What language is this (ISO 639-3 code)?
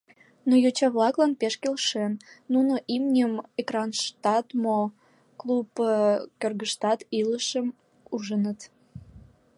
chm